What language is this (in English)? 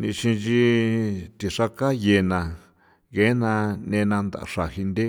San Felipe Otlaltepec Popoloca